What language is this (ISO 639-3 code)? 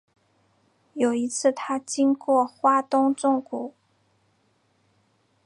zho